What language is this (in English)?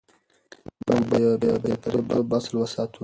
Pashto